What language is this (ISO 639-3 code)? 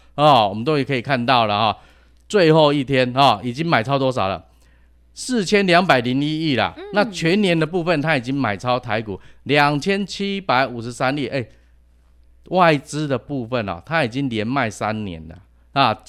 zho